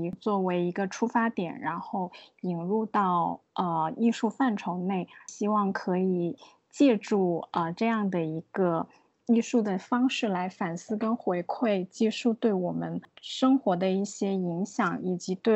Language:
Chinese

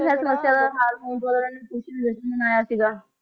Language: Punjabi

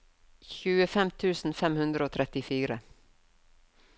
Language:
Norwegian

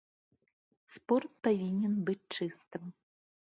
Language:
Belarusian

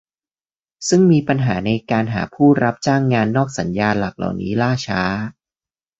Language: Thai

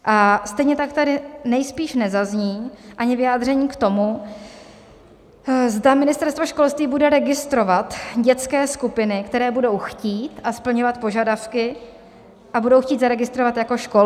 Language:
Czech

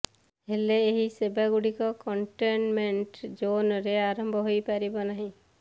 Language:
Odia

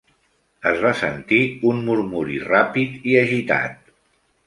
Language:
Catalan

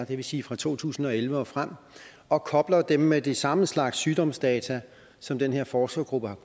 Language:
Danish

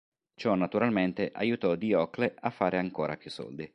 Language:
Italian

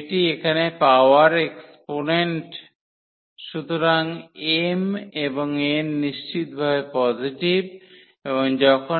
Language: Bangla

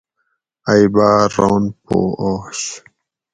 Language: Gawri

